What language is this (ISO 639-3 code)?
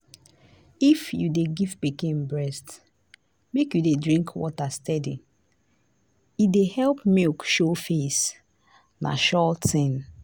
pcm